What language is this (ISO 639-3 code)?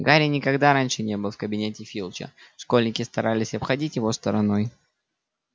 rus